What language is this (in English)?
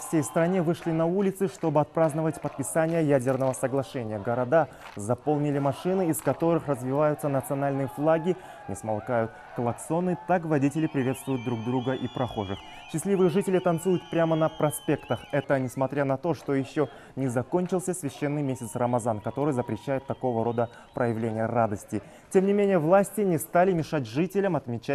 Russian